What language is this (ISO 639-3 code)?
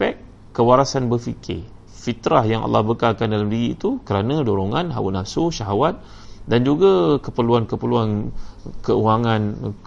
msa